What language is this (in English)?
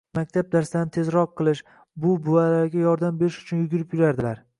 Uzbek